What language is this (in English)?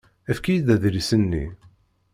Kabyle